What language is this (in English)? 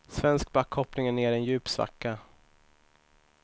Swedish